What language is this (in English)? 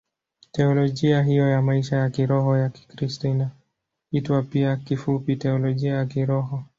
Swahili